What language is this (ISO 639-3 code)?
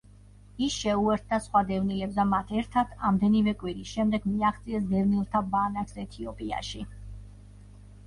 kat